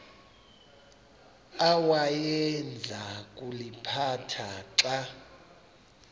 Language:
Xhosa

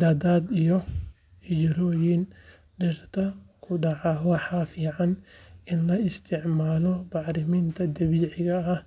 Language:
Somali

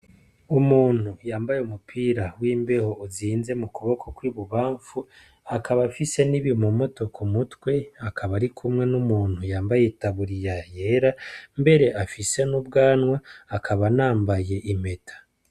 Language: Rundi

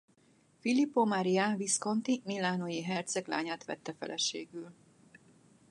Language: Hungarian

